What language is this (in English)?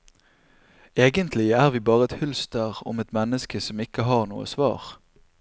Norwegian